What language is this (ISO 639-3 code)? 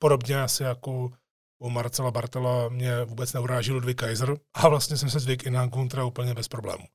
ces